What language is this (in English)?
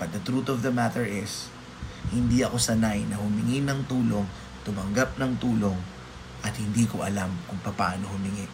Filipino